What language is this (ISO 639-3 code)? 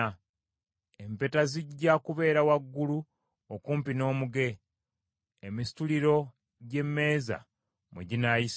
lug